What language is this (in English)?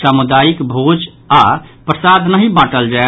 Maithili